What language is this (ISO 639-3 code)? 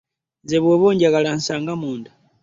lug